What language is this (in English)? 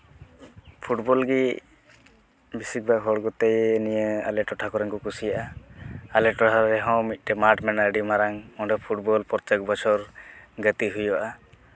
Santali